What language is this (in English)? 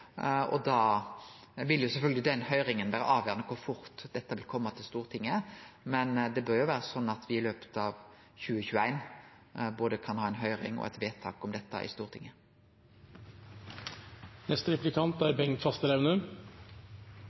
Norwegian